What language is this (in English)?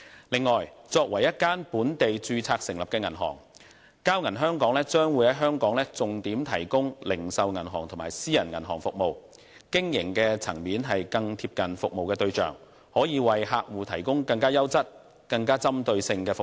Cantonese